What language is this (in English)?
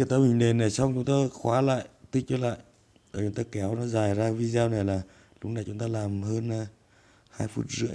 Vietnamese